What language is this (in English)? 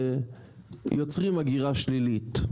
Hebrew